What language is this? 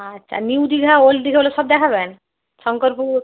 Bangla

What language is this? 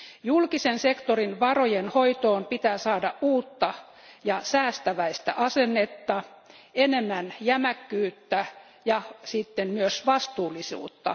Finnish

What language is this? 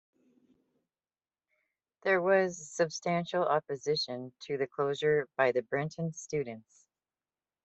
English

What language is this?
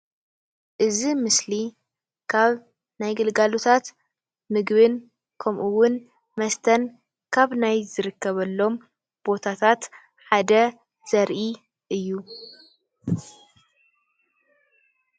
Tigrinya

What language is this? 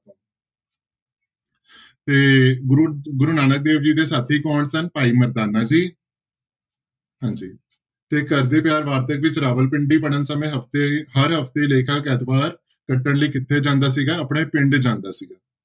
Punjabi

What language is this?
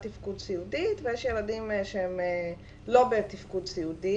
Hebrew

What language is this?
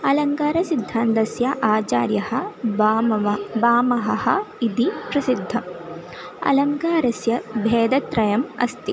Sanskrit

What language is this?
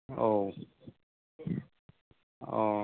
Bodo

